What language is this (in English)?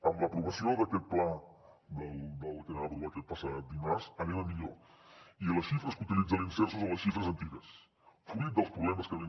Catalan